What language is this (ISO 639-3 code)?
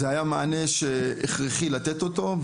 heb